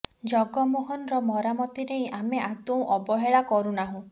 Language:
Odia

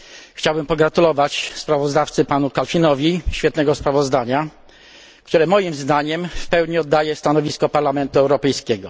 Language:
Polish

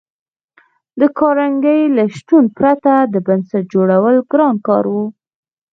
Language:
Pashto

